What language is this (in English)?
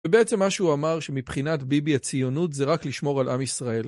Hebrew